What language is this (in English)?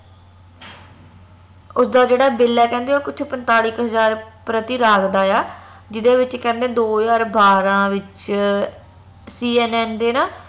Punjabi